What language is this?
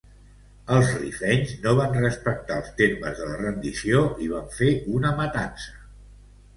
Catalan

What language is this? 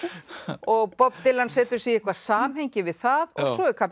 Icelandic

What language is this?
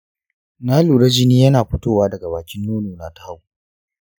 Hausa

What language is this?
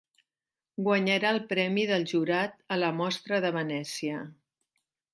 Catalan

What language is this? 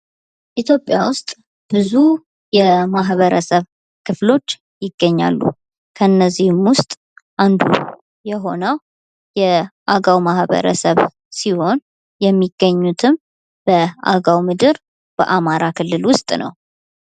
Amharic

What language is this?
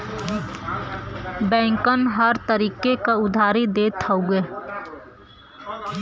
Bhojpuri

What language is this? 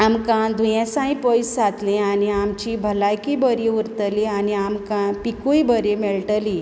Konkani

